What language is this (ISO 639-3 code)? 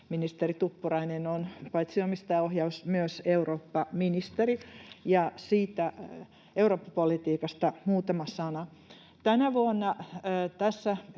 fin